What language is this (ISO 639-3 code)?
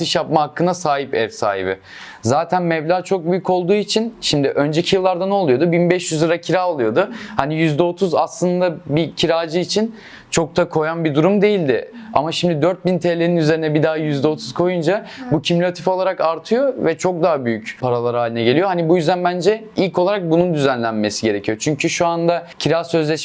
tur